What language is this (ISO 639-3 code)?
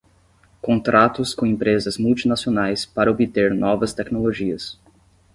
por